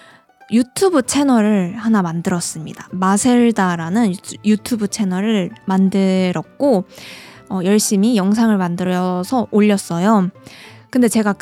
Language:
Korean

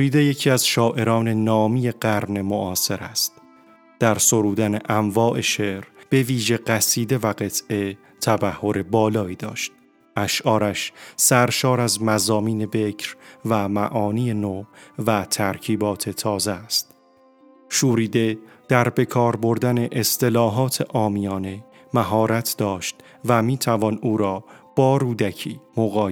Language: Persian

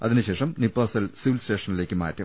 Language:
Malayalam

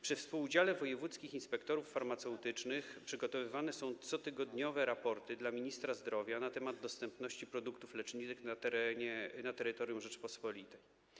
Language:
Polish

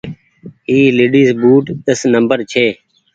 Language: Goaria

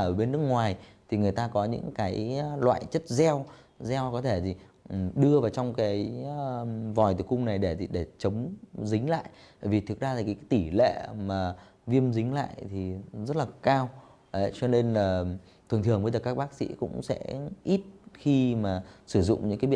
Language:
Vietnamese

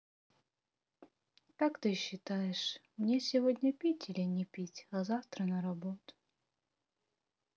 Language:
Russian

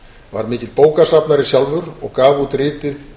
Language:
Icelandic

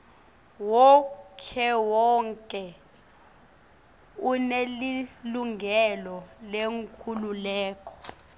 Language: Swati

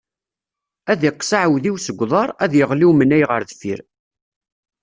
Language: Kabyle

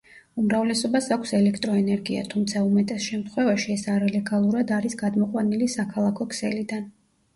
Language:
Georgian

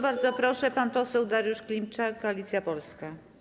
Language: Polish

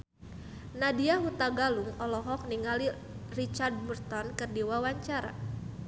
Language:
Sundanese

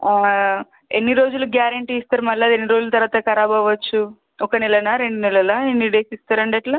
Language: Telugu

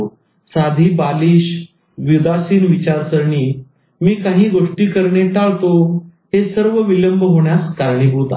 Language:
Marathi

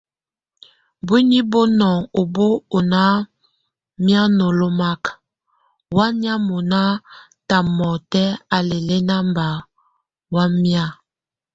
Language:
Tunen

